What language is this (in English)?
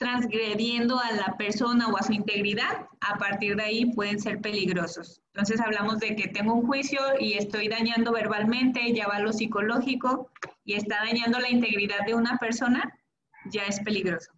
Spanish